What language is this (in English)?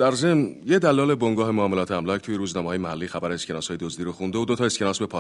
Persian